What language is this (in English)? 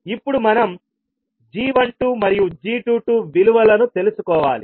Telugu